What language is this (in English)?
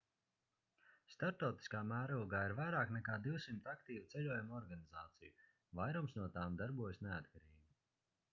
Latvian